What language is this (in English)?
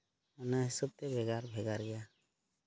Santali